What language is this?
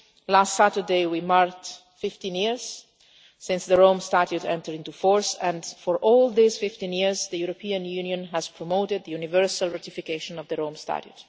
English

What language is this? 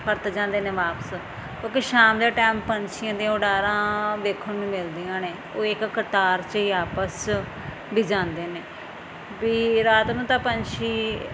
Punjabi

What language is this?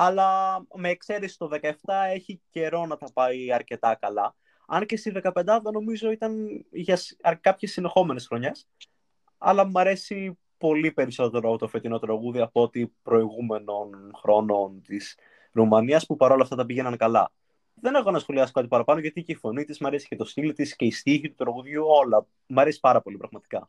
Greek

